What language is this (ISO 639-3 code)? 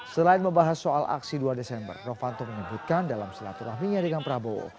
ind